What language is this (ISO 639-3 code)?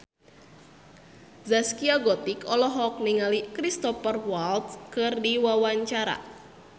sun